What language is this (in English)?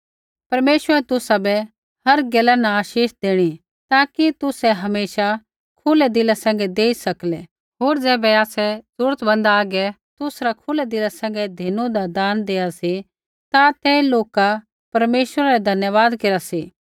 Kullu Pahari